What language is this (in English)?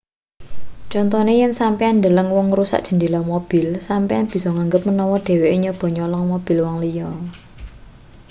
Javanese